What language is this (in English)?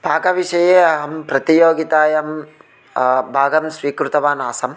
Sanskrit